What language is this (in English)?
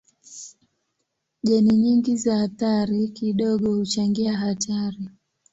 Swahili